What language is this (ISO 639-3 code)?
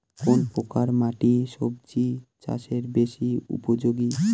ben